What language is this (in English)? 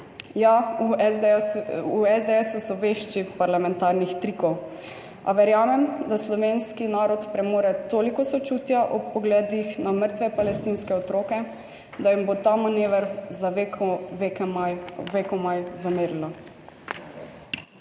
Slovenian